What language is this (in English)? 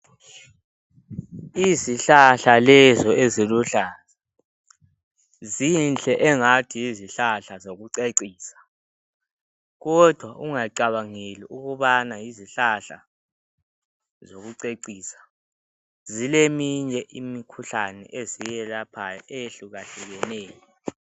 North Ndebele